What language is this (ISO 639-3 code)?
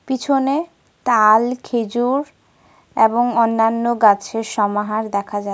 ben